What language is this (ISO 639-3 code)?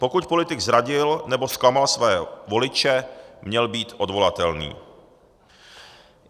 ces